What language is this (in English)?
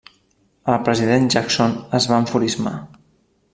Catalan